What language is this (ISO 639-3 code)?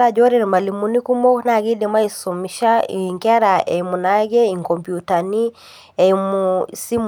mas